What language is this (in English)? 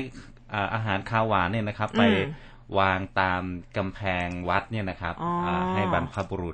Thai